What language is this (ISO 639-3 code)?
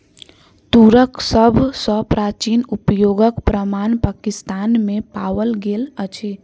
mai